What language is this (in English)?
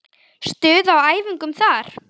Icelandic